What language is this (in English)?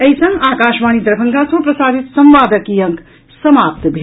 Maithili